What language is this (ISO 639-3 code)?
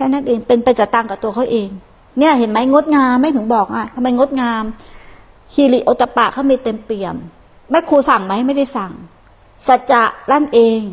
tha